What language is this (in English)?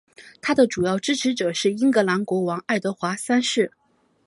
Chinese